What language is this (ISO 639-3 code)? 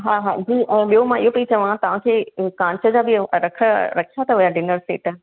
snd